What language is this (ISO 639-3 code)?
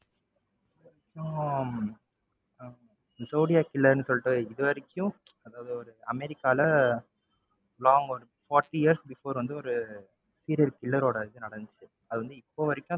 tam